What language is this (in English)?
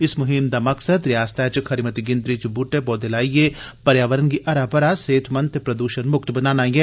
Dogri